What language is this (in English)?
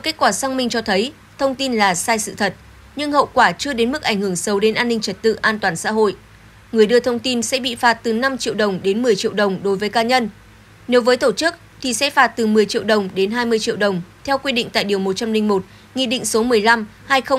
Vietnamese